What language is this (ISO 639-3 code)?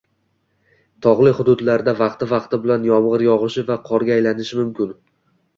uzb